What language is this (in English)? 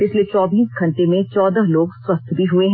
Hindi